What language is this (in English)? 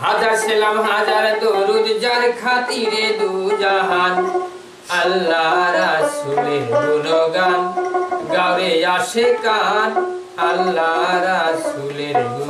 Thai